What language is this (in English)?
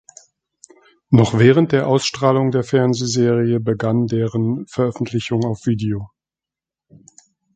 German